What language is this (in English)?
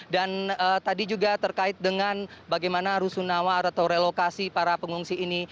Indonesian